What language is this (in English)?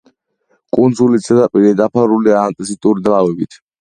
Georgian